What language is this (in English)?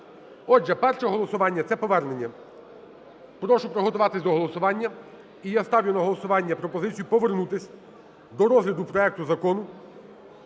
Ukrainian